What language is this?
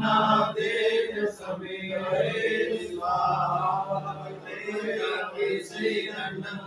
Hindi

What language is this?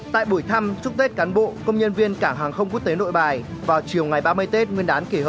Vietnamese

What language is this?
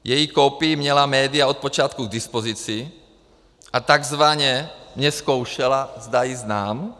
Czech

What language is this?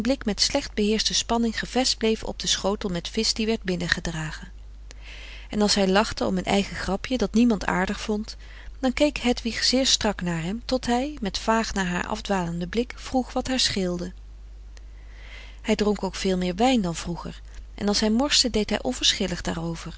Dutch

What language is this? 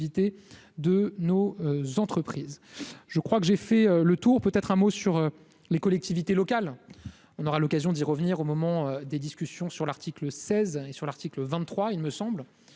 French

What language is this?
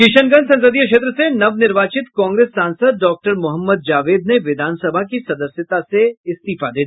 Hindi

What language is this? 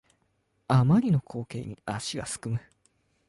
Japanese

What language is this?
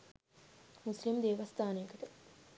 Sinhala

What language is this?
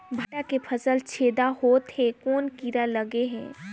Chhattisgarhi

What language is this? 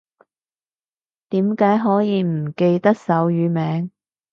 Cantonese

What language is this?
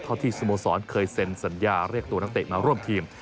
Thai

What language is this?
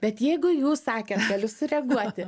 Lithuanian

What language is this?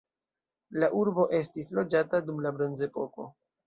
Esperanto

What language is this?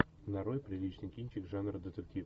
Russian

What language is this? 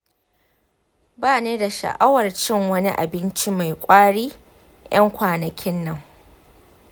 Hausa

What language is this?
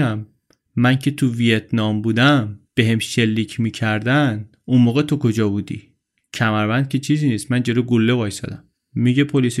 Persian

